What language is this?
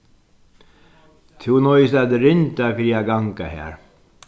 Faroese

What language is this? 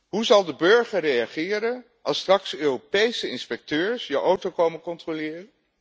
Dutch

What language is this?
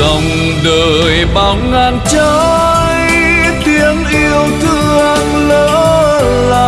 Vietnamese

